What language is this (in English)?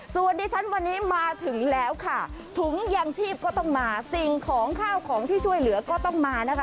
Thai